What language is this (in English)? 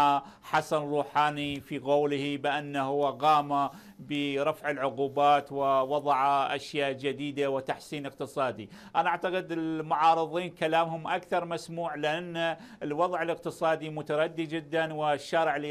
Arabic